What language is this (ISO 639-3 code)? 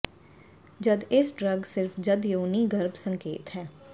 pan